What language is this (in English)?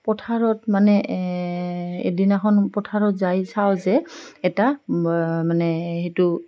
Assamese